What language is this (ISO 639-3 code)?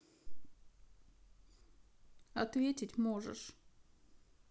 rus